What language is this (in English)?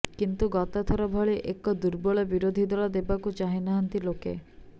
Odia